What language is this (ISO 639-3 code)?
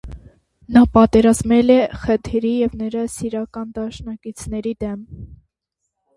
hye